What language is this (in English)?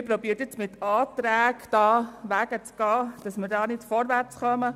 Swiss German